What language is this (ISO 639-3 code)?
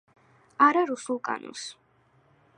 kat